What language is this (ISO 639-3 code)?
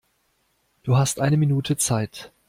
deu